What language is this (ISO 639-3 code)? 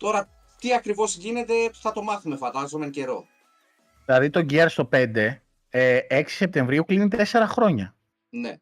ell